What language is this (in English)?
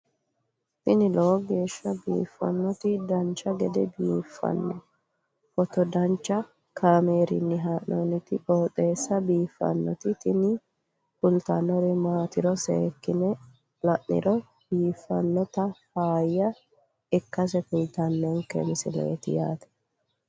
Sidamo